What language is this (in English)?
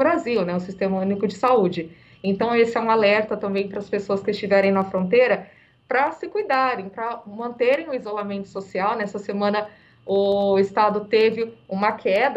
Portuguese